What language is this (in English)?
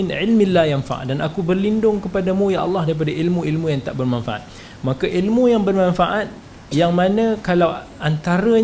Malay